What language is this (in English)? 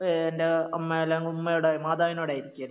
Malayalam